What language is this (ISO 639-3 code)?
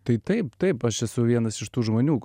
lit